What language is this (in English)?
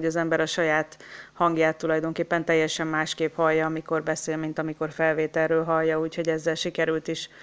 Hungarian